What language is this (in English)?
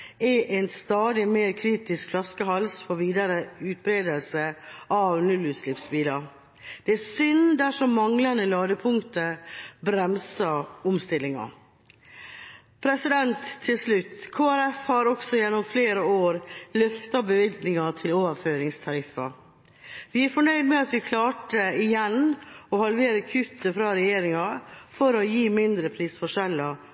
Norwegian Bokmål